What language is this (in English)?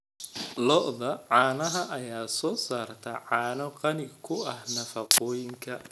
Somali